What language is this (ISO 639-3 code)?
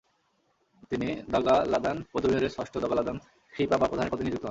ben